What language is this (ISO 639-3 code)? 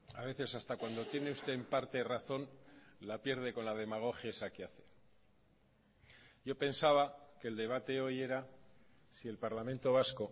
spa